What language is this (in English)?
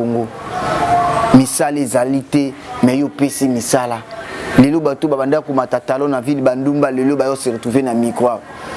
French